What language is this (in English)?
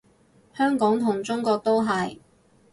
Cantonese